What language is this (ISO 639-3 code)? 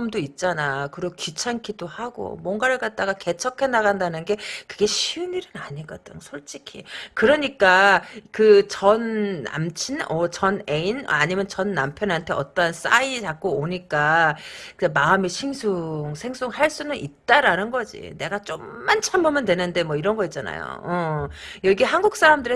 kor